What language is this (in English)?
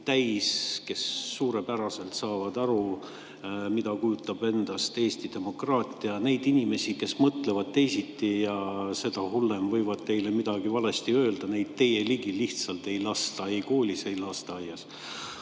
Estonian